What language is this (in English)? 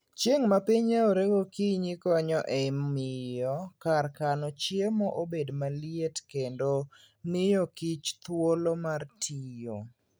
Luo (Kenya and Tanzania)